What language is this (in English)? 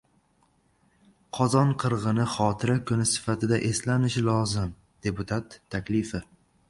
Uzbek